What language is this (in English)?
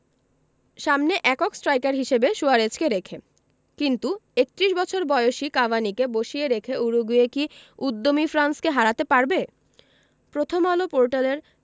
Bangla